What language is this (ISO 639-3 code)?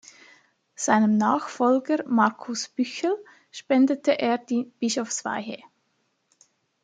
deu